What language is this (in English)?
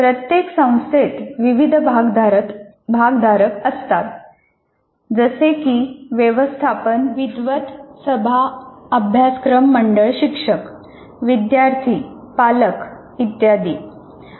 Marathi